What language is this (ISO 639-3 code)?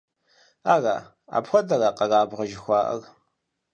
kbd